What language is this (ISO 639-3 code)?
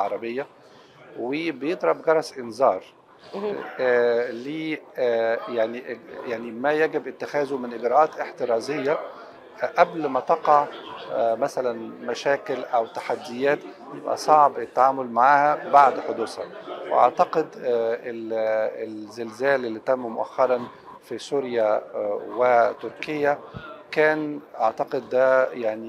ara